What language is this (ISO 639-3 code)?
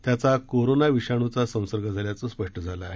mar